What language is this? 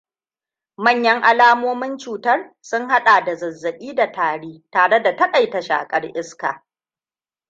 Hausa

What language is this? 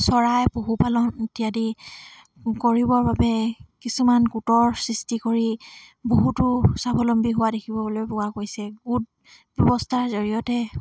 Assamese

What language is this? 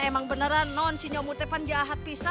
Indonesian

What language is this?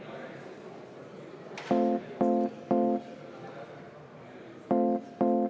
Estonian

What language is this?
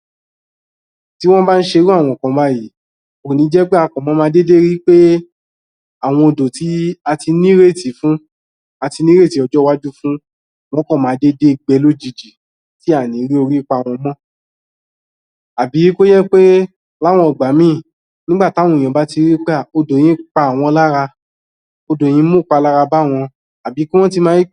Yoruba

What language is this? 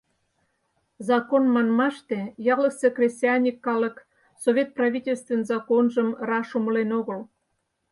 Mari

